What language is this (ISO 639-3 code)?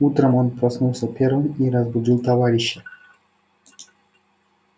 rus